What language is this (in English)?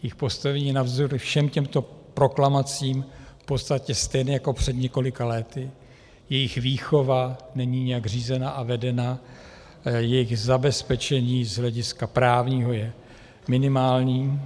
Czech